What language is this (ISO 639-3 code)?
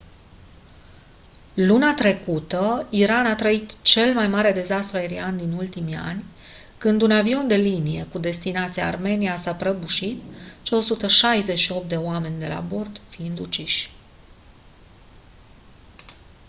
ron